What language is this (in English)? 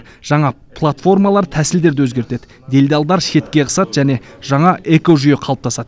Kazakh